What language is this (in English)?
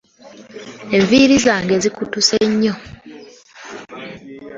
Ganda